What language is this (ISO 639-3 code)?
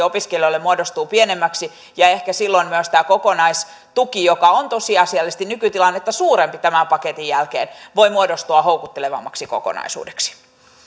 fin